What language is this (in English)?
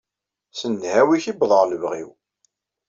Kabyle